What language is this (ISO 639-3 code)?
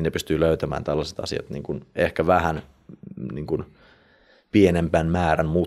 fin